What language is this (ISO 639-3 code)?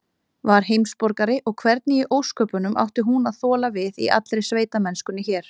isl